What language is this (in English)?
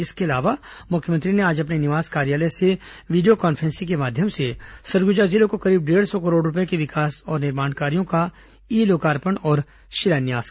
Hindi